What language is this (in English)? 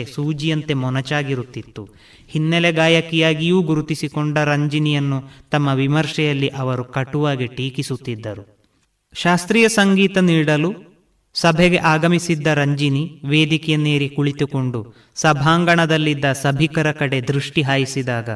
Kannada